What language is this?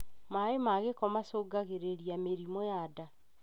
Kikuyu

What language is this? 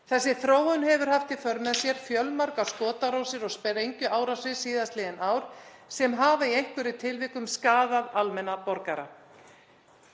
Icelandic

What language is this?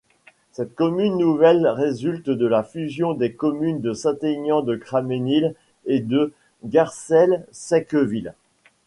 French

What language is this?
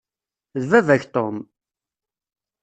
Kabyle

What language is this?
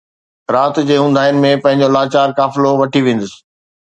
Sindhi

